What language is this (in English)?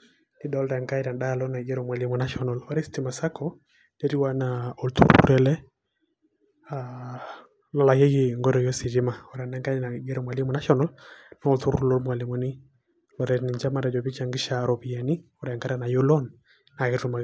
Masai